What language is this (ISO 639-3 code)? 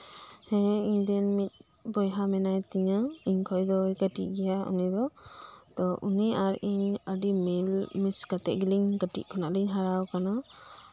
sat